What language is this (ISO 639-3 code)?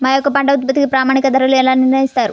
tel